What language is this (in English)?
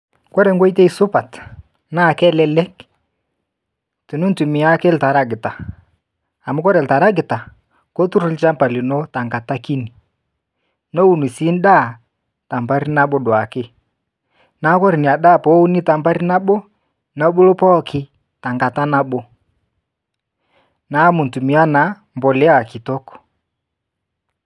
Masai